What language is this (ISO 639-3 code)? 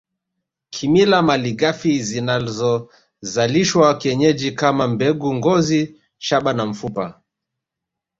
swa